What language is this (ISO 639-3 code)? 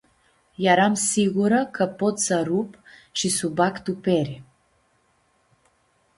rup